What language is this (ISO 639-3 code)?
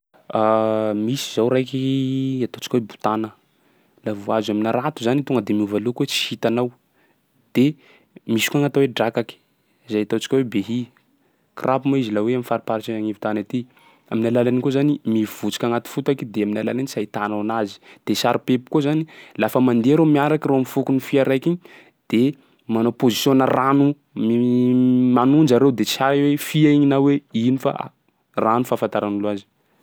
skg